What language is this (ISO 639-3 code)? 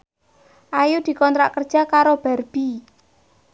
jav